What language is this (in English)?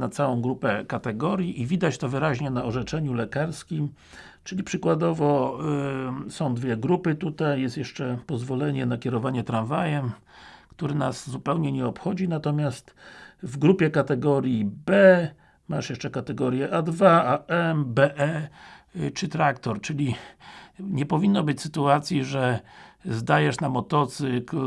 Polish